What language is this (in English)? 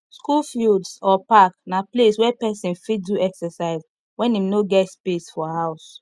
Nigerian Pidgin